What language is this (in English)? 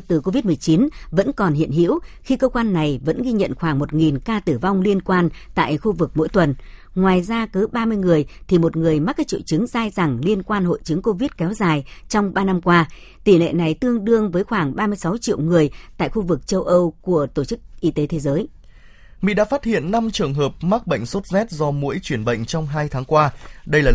Vietnamese